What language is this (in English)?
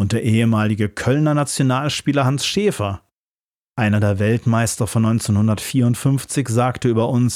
German